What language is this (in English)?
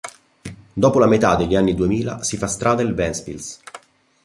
Italian